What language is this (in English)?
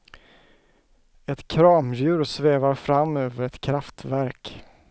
Swedish